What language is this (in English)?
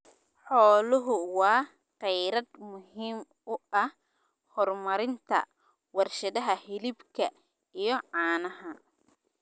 Somali